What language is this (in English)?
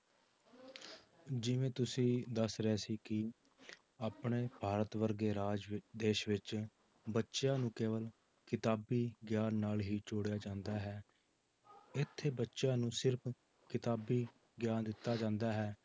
Punjabi